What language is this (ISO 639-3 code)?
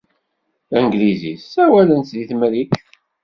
kab